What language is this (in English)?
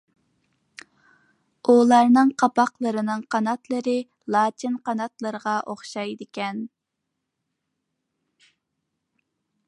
Uyghur